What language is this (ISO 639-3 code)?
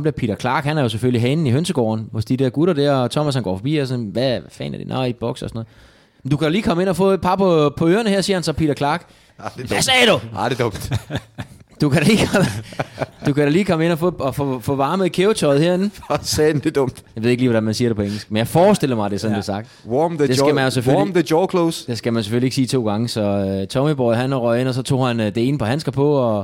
dan